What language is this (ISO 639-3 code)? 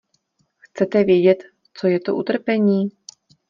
ces